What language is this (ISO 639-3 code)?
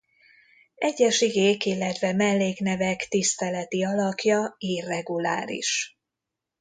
hun